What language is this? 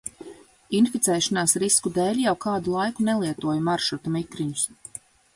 Latvian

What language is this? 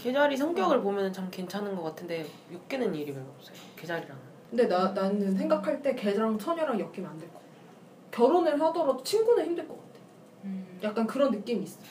Korean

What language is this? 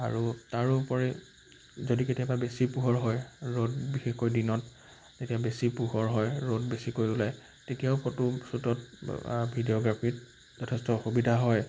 Assamese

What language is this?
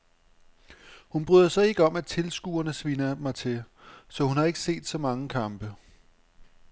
Danish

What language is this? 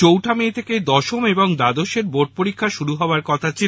Bangla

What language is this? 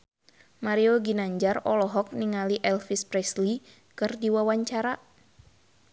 Sundanese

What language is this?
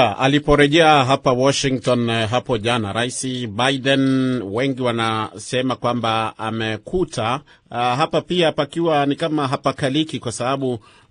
Swahili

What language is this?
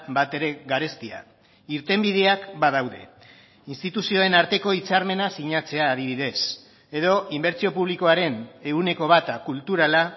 Basque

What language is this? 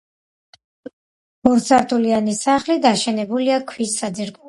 Georgian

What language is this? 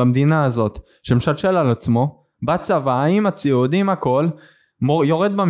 Hebrew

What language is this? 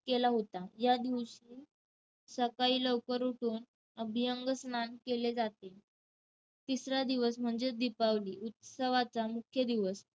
Marathi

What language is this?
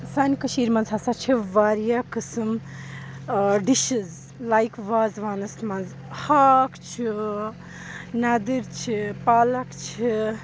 Kashmiri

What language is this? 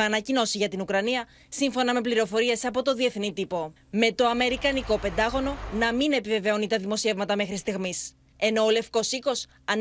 Greek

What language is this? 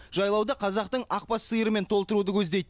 Kazakh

